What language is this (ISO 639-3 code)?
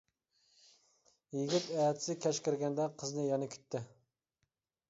uig